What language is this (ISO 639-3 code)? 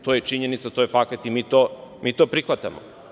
srp